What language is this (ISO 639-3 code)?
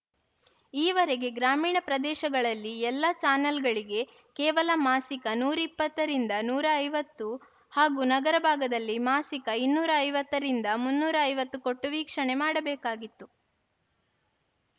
kan